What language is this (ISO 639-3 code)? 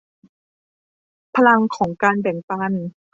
tha